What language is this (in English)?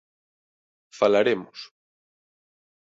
Galician